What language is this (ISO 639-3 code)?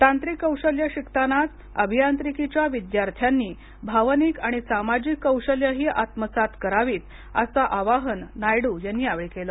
mar